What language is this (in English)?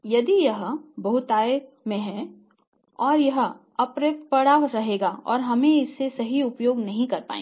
Hindi